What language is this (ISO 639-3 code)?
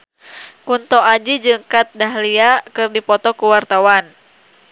sun